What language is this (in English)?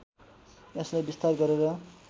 Nepali